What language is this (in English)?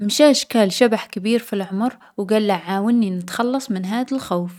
Algerian Arabic